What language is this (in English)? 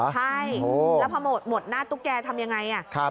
Thai